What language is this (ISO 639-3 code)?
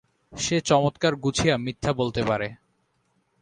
ben